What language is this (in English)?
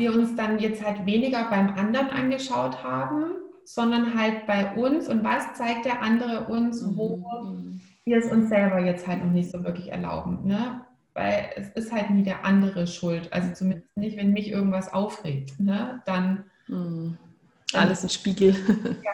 German